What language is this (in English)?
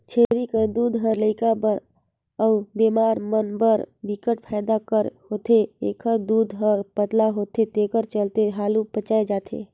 Chhattisgarhi